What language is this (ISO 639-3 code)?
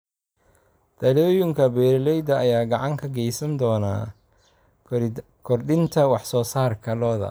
som